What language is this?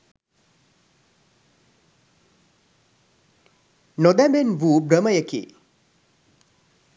Sinhala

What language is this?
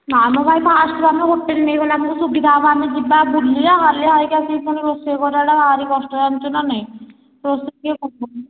Odia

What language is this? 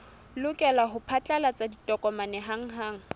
Southern Sotho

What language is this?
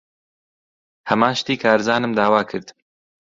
Central Kurdish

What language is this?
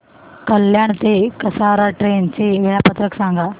Marathi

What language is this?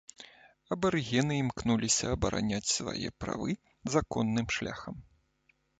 Belarusian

